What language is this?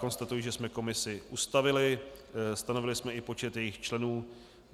Czech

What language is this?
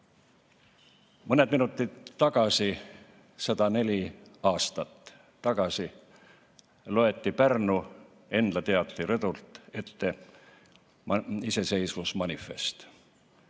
Estonian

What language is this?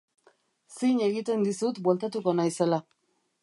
Basque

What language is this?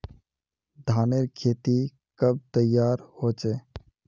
Magahi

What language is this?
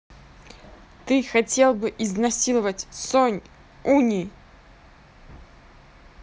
Russian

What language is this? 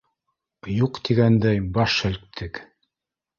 Bashkir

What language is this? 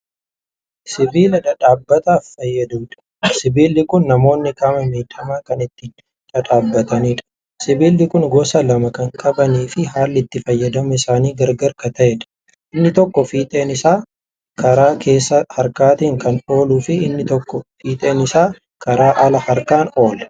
Oromo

